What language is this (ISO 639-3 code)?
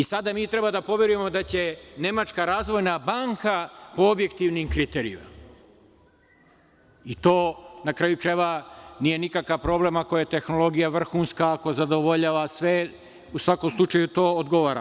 srp